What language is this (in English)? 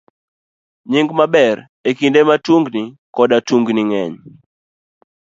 Luo (Kenya and Tanzania)